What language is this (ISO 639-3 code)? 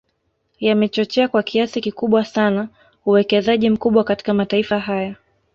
swa